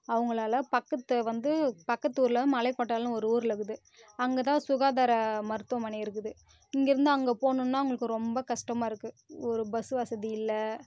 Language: Tamil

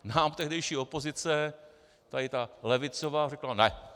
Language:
Czech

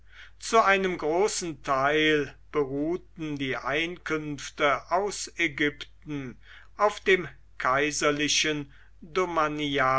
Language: German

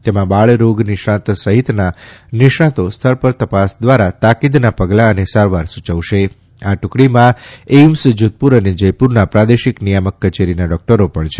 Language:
Gujarati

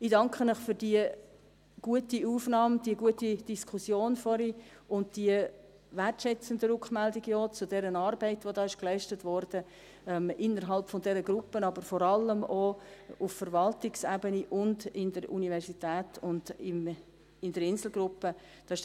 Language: Swiss German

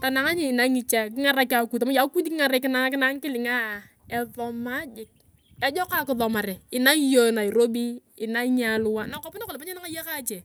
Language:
Turkana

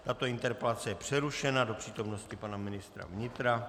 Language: Czech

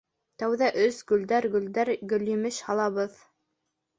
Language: Bashkir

